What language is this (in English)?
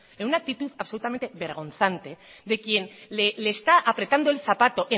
Spanish